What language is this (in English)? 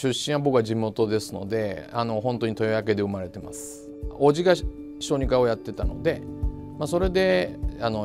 Japanese